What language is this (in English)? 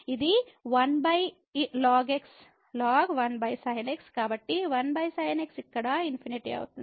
Telugu